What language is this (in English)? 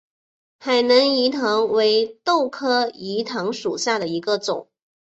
Chinese